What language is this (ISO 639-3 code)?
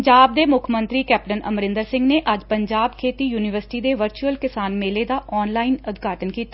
pan